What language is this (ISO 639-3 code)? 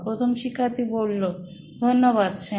ben